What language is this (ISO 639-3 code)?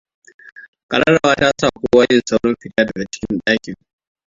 hau